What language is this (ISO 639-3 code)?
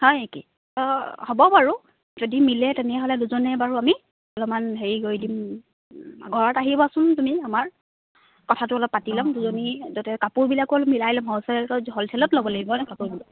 asm